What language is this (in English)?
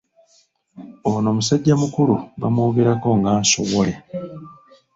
Ganda